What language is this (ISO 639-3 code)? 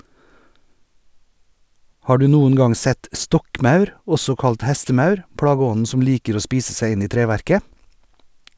nor